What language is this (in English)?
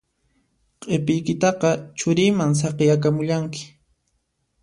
Puno Quechua